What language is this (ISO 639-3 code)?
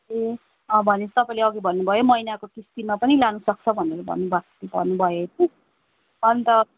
nep